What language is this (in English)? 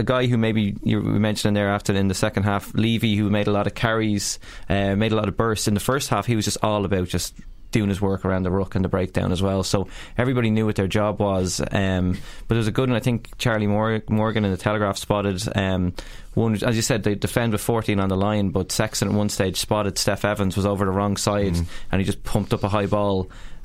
English